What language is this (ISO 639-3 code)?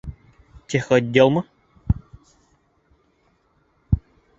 bak